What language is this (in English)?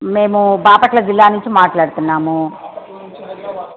Telugu